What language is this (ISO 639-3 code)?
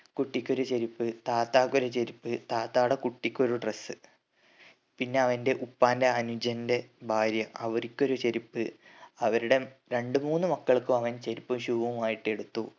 mal